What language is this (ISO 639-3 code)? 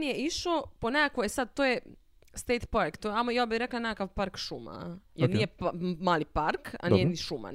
hrv